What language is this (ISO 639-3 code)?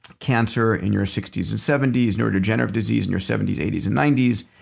eng